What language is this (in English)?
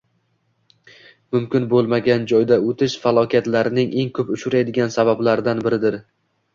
Uzbek